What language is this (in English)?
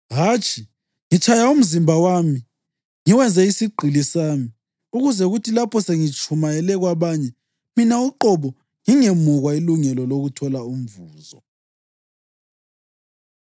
North Ndebele